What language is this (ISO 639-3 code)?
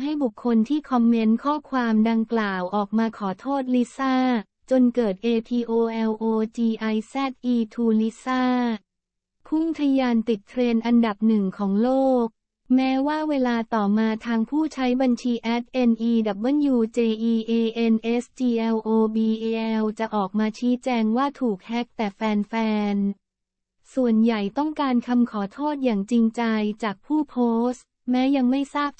tha